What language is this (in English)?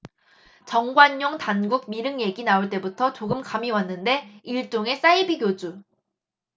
Korean